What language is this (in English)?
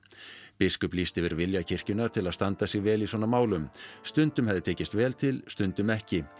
Icelandic